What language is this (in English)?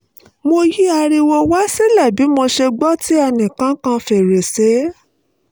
Yoruba